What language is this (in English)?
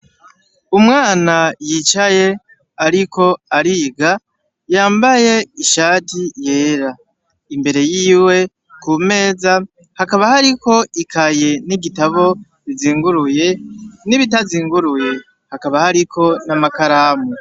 Rundi